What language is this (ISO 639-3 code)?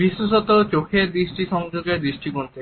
ben